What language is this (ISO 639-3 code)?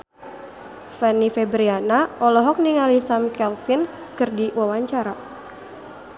sun